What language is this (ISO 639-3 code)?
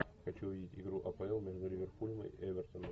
rus